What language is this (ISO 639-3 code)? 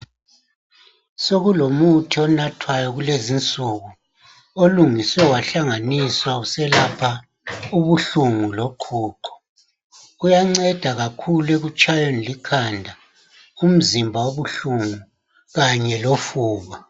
nde